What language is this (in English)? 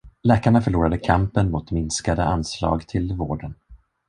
Swedish